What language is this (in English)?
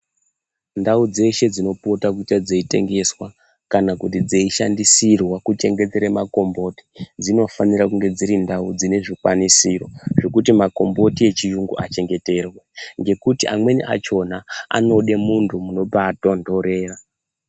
Ndau